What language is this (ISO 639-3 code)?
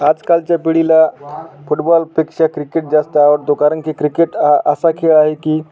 mar